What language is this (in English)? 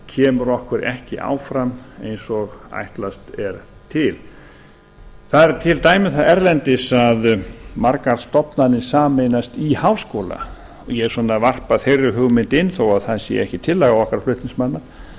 Icelandic